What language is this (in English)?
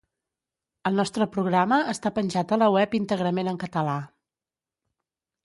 Catalan